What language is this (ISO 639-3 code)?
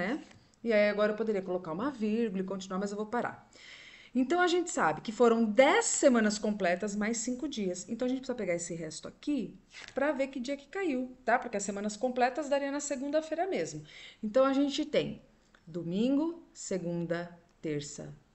por